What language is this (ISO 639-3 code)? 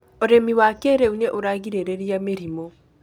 kik